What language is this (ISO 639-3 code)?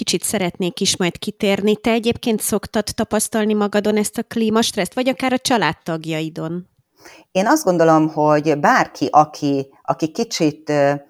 hun